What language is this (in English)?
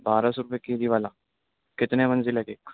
Urdu